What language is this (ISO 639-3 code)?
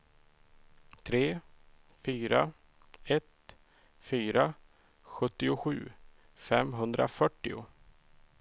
swe